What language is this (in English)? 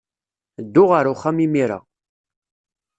Kabyle